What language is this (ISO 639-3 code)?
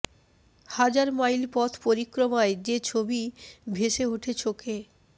ben